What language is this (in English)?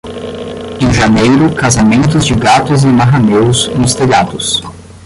Portuguese